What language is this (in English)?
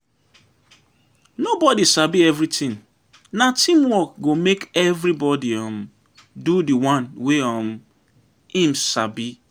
Nigerian Pidgin